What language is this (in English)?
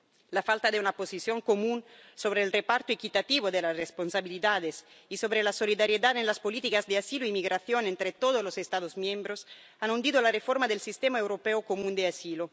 Spanish